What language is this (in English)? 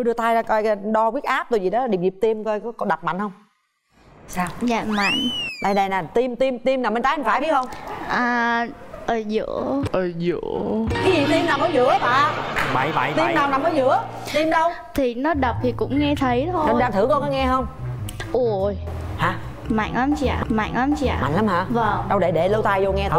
Vietnamese